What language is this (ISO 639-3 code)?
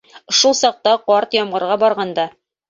bak